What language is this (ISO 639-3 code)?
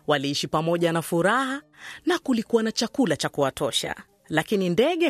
swa